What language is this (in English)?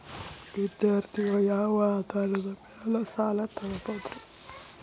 Kannada